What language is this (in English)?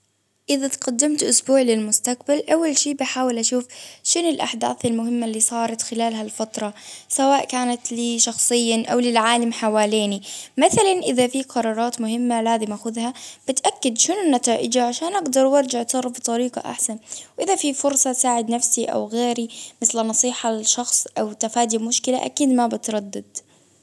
Baharna Arabic